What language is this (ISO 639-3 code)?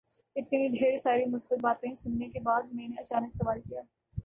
urd